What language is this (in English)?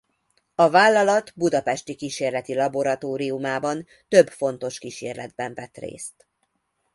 Hungarian